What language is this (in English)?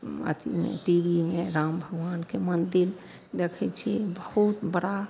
Maithili